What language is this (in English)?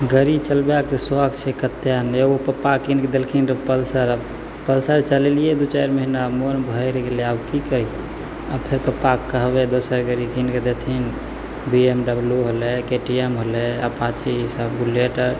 Maithili